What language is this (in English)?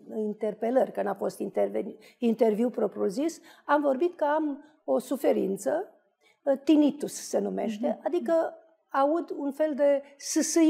Romanian